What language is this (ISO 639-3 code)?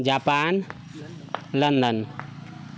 mai